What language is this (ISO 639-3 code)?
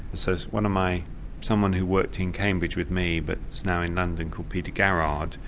eng